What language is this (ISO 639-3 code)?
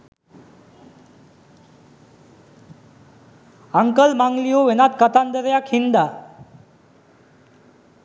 sin